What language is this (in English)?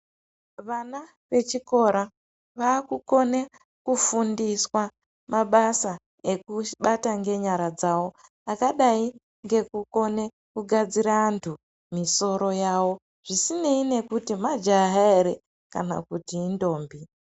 Ndau